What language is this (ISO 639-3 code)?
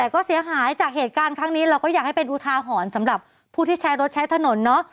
tha